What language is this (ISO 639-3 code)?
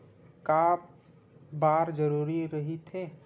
hne